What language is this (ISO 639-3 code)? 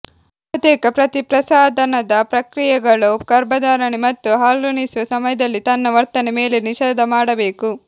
kan